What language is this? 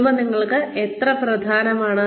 Malayalam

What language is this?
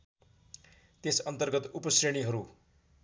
Nepali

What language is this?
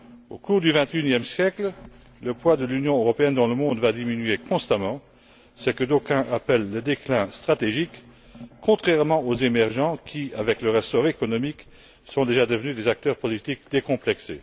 French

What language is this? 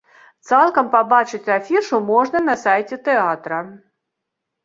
Belarusian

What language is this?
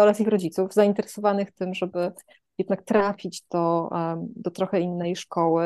Polish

